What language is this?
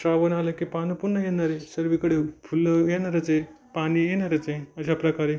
Marathi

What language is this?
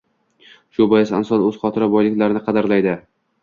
Uzbek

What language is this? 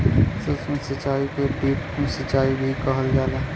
Bhojpuri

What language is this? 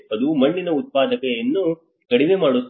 Kannada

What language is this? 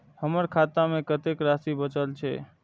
Maithili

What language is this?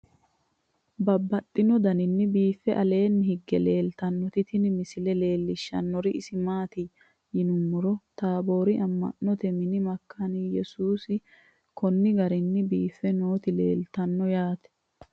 Sidamo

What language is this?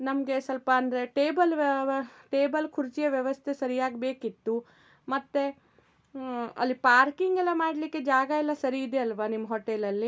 Kannada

